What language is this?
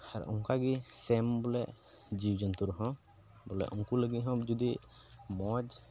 Santali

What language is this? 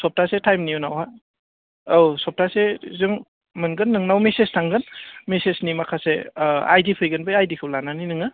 Bodo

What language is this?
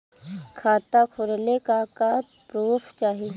Bhojpuri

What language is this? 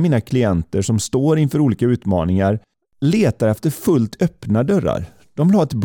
Swedish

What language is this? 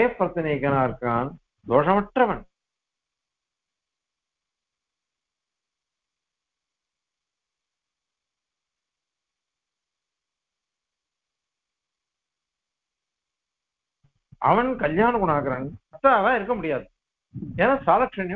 Arabic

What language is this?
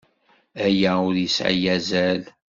Kabyle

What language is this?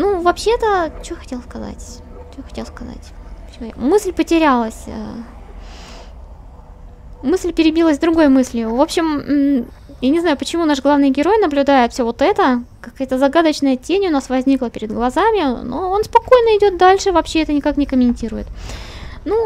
Russian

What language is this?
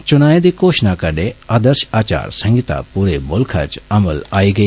Dogri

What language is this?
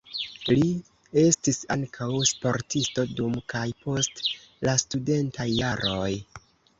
Esperanto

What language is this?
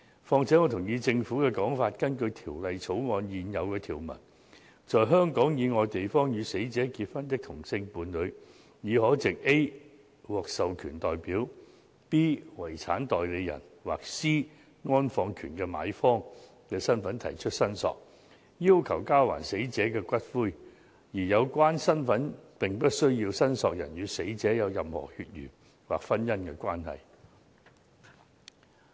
Cantonese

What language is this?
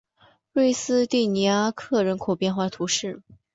Chinese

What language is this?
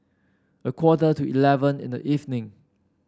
English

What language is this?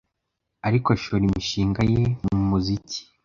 Kinyarwanda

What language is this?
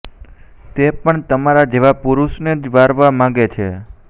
Gujarati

